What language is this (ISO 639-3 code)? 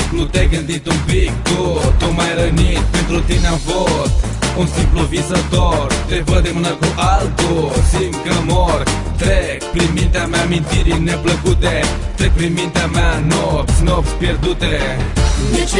ron